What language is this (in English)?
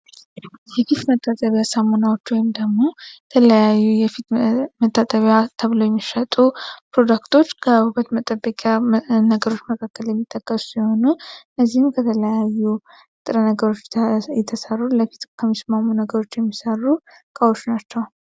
Amharic